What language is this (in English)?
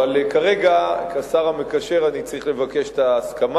Hebrew